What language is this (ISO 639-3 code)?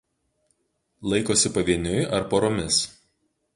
lit